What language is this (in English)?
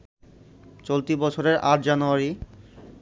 Bangla